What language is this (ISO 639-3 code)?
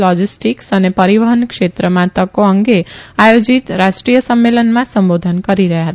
guj